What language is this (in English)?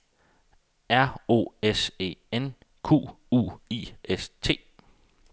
Danish